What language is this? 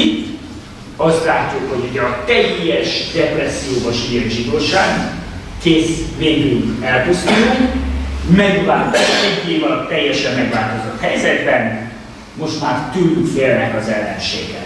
Hungarian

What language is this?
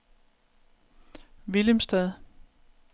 Danish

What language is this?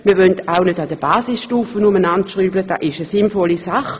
Swiss German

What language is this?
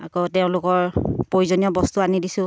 Assamese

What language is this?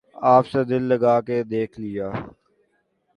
Urdu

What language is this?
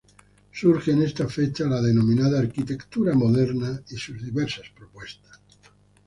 Spanish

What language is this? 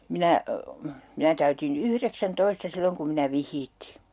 Finnish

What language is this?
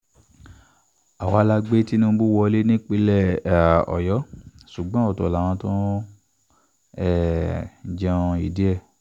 Yoruba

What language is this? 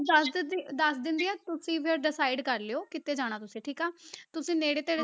Punjabi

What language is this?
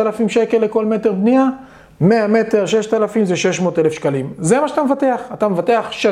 Hebrew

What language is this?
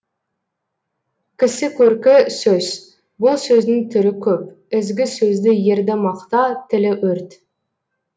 Kazakh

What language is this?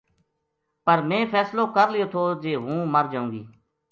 Gujari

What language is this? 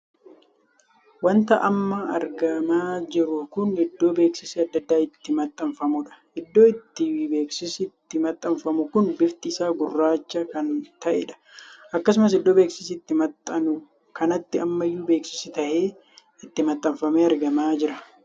Oromo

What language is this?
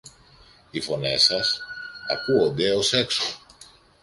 Greek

